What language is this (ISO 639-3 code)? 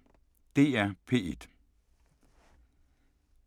dan